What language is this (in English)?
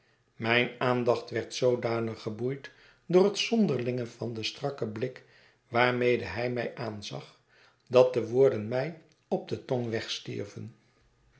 Dutch